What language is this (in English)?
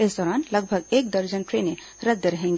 Hindi